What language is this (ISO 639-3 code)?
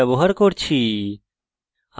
ben